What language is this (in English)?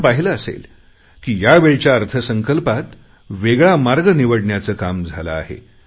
Marathi